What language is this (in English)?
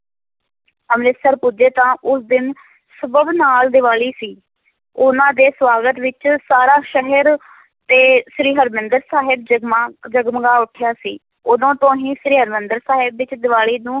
Punjabi